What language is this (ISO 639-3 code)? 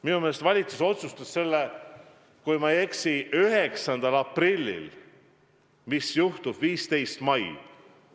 est